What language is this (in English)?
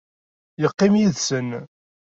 Kabyle